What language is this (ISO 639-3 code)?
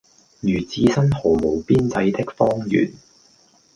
yue